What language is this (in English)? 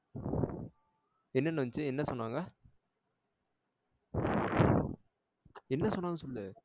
Tamil